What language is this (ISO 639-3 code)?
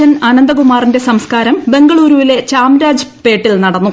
mal